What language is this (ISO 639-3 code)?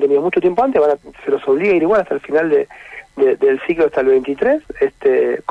spa